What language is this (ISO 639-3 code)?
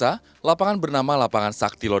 ind